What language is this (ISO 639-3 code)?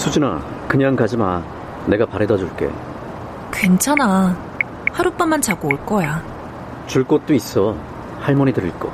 kor